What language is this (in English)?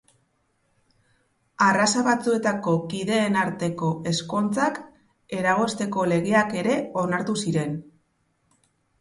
Basque